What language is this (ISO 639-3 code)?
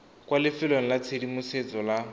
tsn